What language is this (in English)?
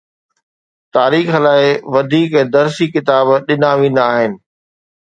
Sindhi